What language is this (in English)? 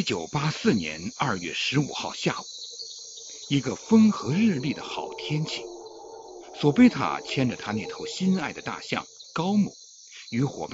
Chinese